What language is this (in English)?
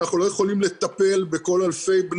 Hebrew